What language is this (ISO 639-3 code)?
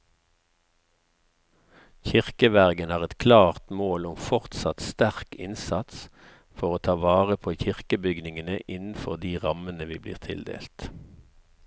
nor